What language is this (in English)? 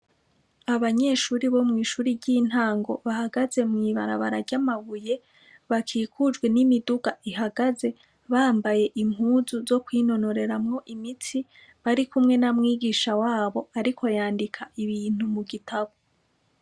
Rundi